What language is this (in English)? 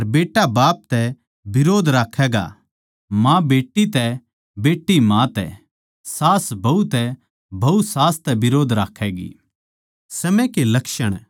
Haryanvi